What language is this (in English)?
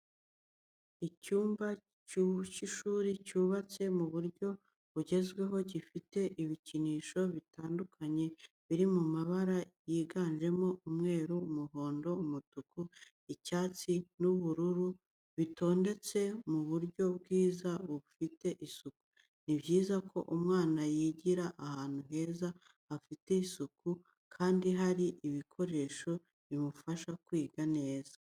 Kinyarwanda